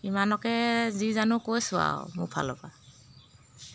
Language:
Assamese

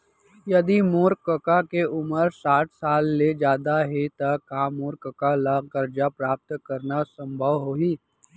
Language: Chhattisgarhi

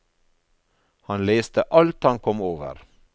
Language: Norwegian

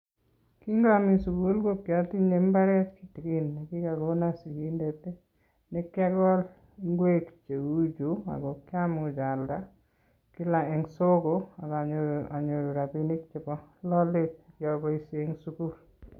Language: Kalenjin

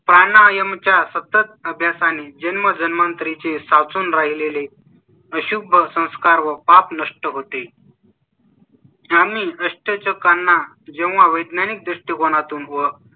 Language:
Marathi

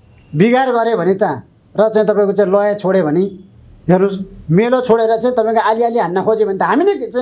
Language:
Indonesian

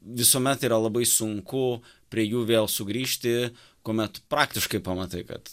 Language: Lithuanian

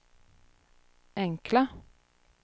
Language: Swedish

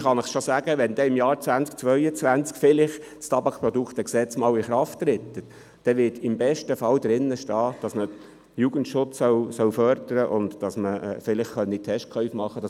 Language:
Swiss German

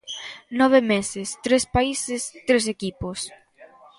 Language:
Galician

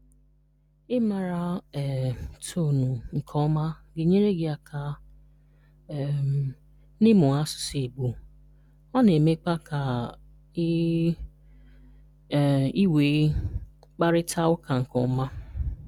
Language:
Igbo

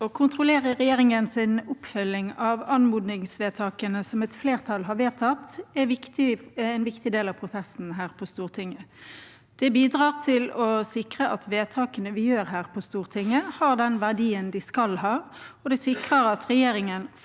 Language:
Norwegian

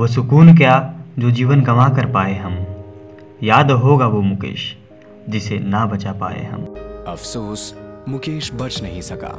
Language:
Hindi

